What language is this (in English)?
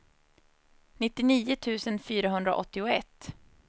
Swedish